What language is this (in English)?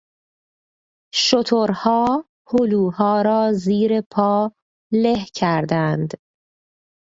Persian